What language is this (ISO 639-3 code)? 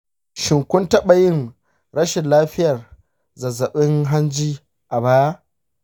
hau